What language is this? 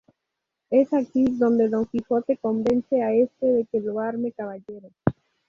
Spanish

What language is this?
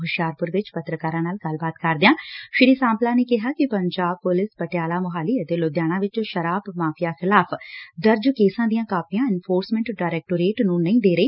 Punjabi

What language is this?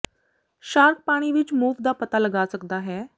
Punjabi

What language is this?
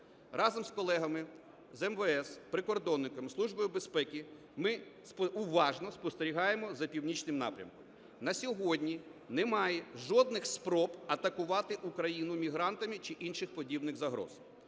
Ukrainian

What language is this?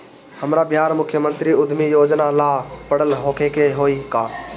Bhojpuri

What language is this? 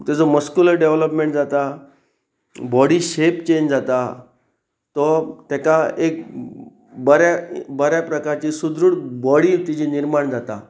Konkani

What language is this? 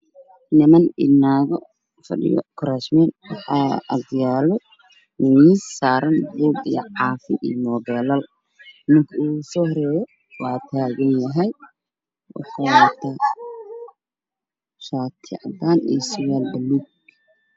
Somali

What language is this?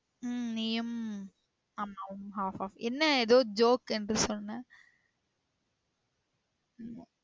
Tamil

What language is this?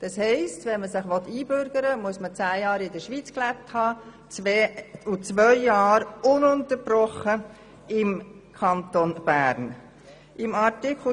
Swiss German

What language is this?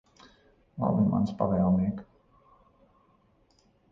Latvian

